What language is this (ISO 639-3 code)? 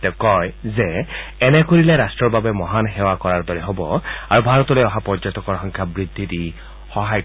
asm